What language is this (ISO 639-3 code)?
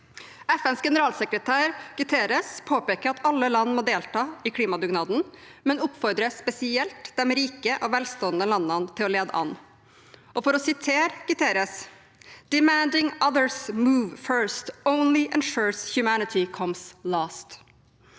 nor